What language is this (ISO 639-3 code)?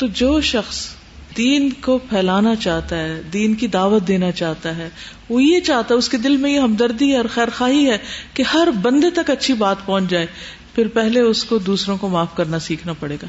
urd